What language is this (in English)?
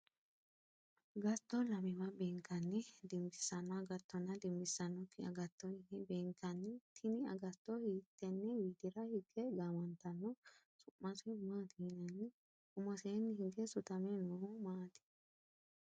Sidamo